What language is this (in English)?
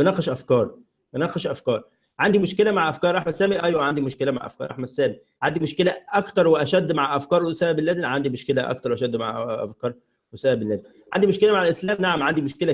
Arabic